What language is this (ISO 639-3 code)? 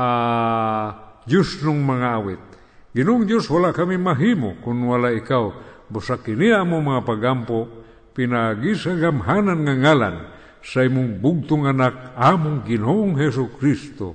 fil